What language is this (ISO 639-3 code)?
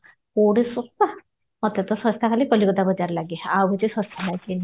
ori